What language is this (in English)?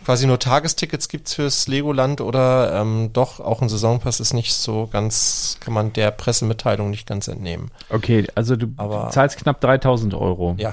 German